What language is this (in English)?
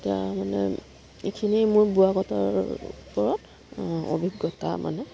Assamese